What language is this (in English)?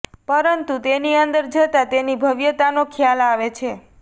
Gujarati